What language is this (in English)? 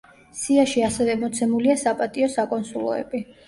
Georgian